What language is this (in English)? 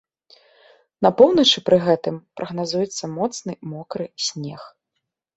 Belarusian